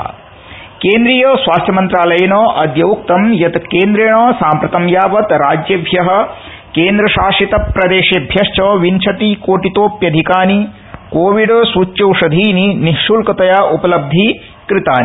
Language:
Sanskrit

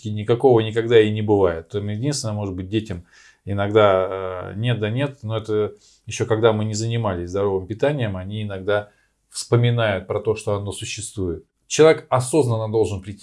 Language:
Russian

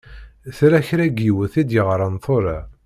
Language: Kabyle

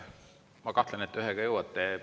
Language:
Estonian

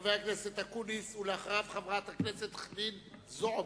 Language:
Hebrew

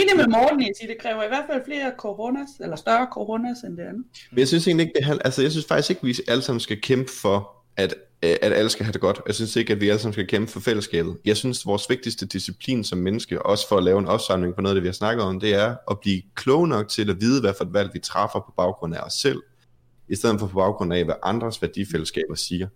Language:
Danish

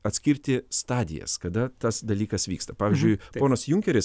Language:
Lithuanian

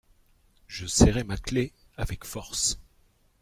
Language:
French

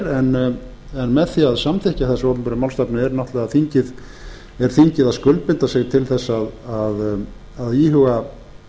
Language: Icelandic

